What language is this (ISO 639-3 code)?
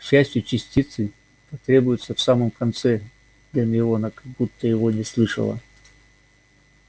rus